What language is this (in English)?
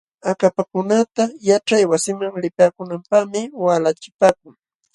Jauja Wanca Quechua